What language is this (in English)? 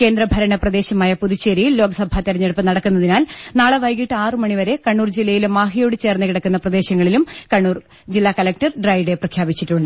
Malayalam